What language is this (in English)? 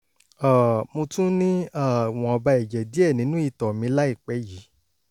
Yoruba